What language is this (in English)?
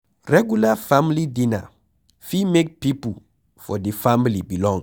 Nigerian Pidgin